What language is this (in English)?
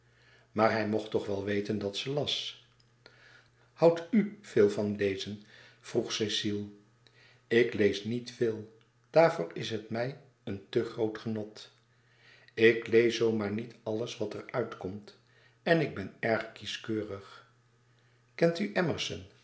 Dutch